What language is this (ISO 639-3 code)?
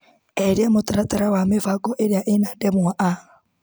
kik